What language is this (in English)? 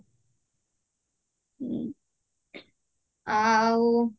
Odia